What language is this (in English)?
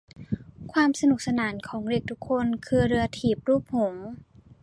Thai